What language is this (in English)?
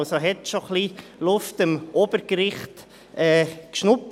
Swiss German